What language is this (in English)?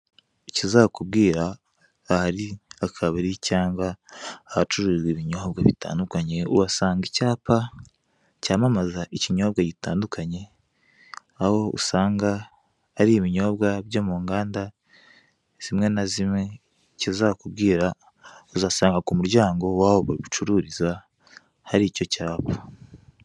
Kinyarwanda